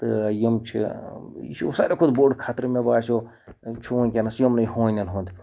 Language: Kashmiri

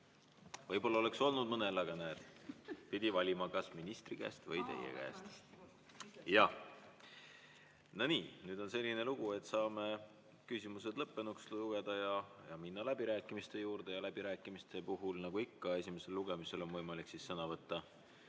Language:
Estonian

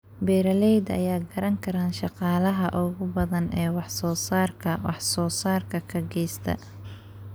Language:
Somali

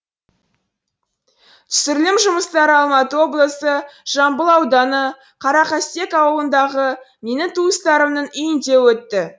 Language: Kazakh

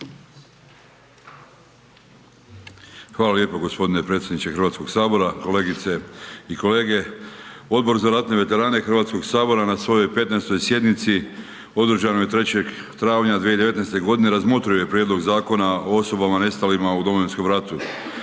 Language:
Croatian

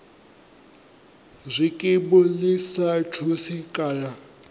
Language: Venda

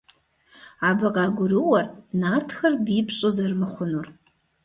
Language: Kabardian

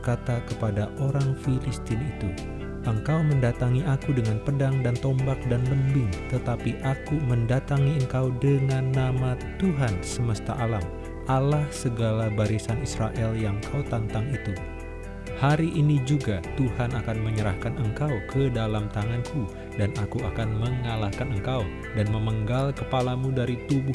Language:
Indonesian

